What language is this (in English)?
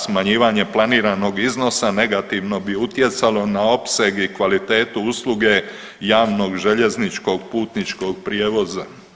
Croatian